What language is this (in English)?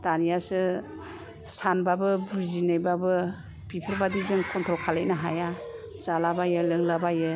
Bodo